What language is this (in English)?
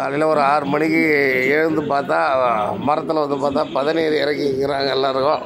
Tamil